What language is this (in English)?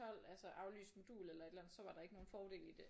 Danish